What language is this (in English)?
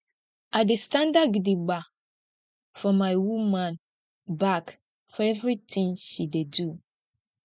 Nigerian Pidgin